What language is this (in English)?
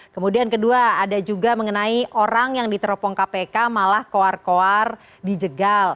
Indonesian